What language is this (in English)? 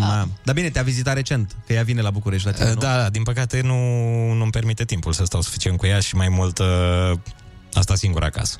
Romanian